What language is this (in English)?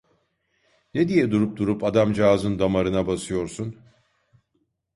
Turkish